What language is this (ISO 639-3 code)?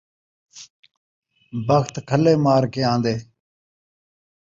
skr